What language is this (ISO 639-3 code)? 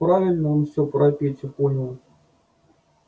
rus